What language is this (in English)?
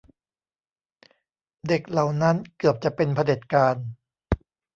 Thai